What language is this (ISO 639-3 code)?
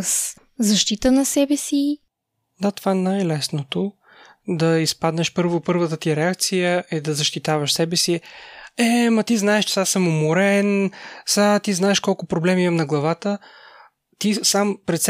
bul